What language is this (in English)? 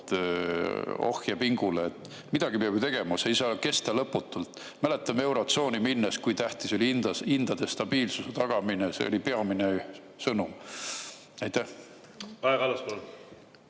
Estonian